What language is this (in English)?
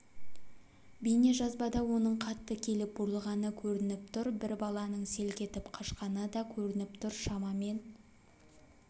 Kazakh